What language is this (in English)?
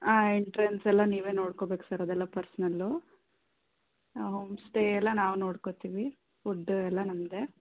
Kannada